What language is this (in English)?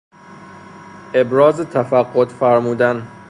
Persian